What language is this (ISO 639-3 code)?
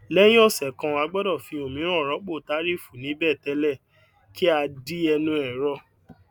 yor